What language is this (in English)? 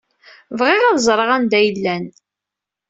Kabyle